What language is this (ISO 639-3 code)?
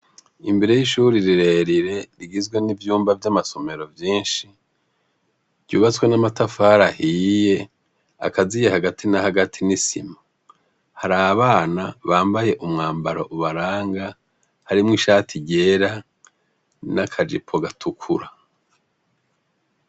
run